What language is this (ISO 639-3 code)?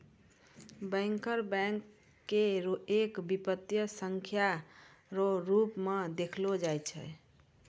mai